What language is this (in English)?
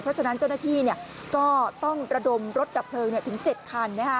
Thai